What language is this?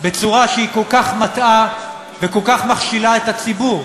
Hebrew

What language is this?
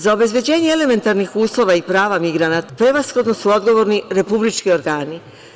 Serbian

